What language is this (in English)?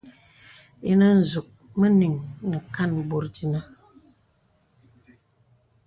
Bebele